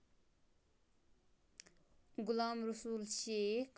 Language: Kashmiri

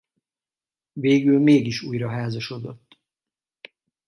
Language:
Hungarian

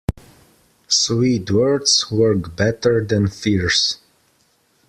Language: English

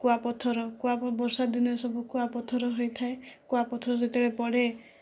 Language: Odia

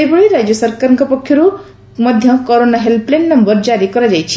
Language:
Odia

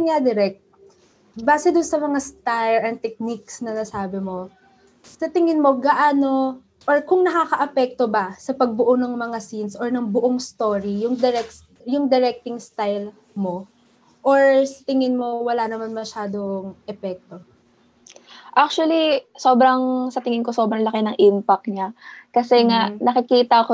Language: Filipino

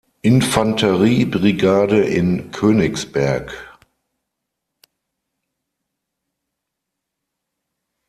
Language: German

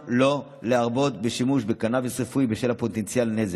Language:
Hebrew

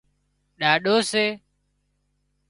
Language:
Wadiyara Koli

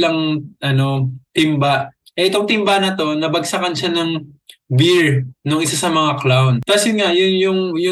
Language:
Filipino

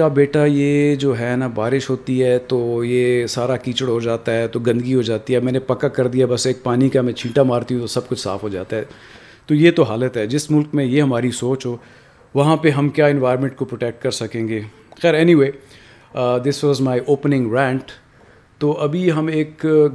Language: Urdu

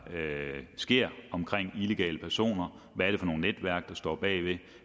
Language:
Danish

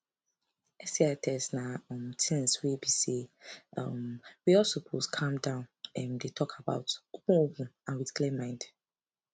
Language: Nigerian Pidgin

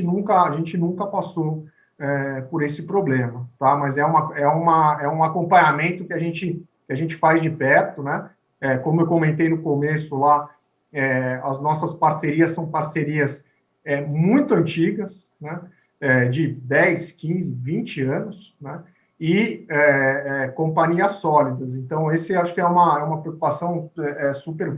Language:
Portuguese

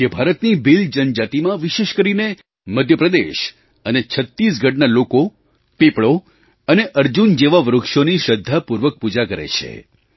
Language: Gujarati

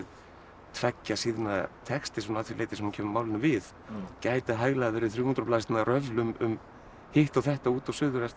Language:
Icelandic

